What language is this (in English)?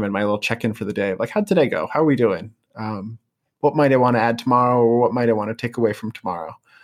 English